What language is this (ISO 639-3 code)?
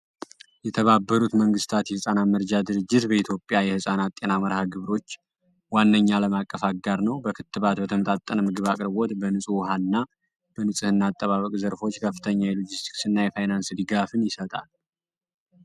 amh